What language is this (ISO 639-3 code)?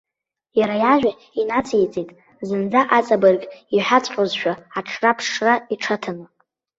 abk